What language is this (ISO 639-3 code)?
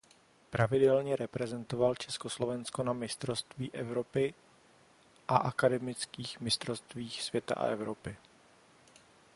ces